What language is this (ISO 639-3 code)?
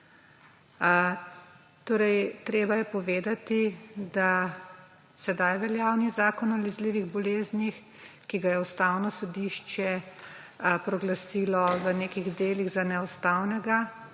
slv